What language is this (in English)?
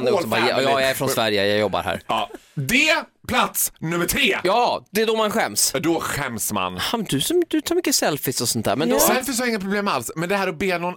Swedish